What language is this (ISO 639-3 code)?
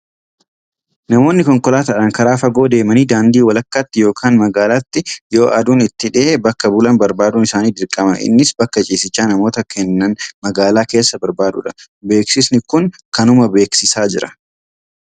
orm